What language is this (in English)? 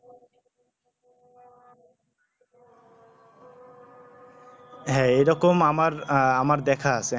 Bangla